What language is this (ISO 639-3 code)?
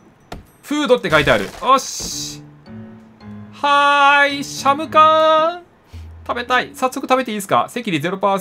jpn